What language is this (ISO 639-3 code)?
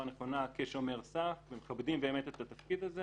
heb